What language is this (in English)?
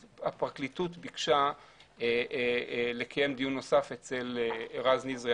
Hebrew